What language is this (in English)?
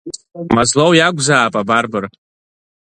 Abkhazian